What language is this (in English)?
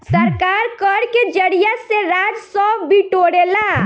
Bhojpuri